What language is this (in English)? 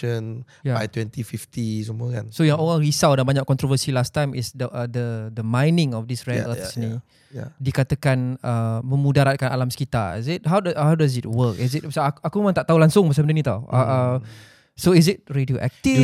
Malay